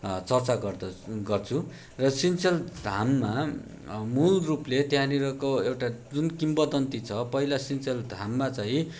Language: Nepali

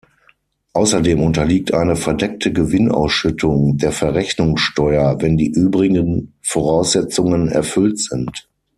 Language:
German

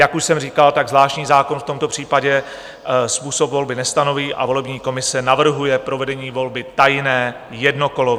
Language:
Czech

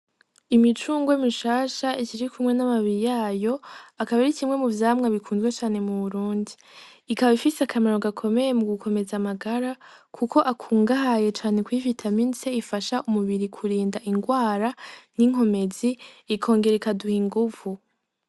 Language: Rundi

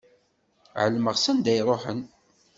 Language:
Kabyle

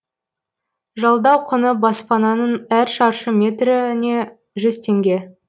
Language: Kazakh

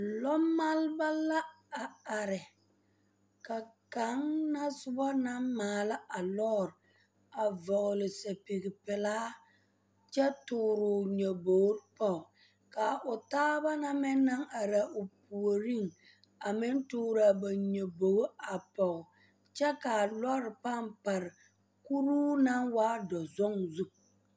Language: Southern Dagaare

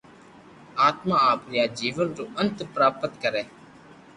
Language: Loarki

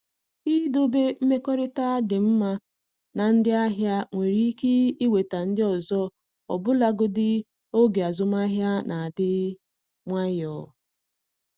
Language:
Igbo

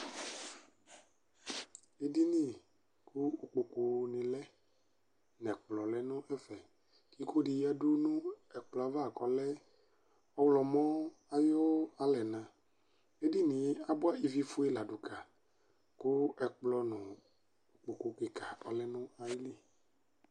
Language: Ikposo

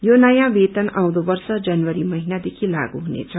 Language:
Nepali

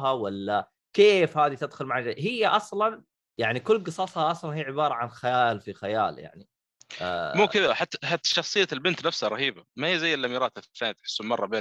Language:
Arabic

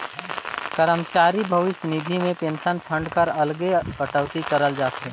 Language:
Chhattisgarhi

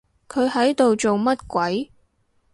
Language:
Cantonese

